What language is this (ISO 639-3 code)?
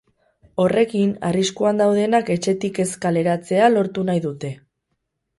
eus